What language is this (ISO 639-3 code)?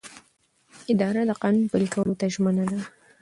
pus